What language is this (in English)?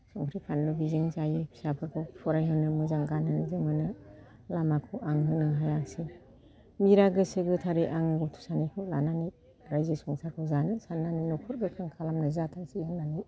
Bodo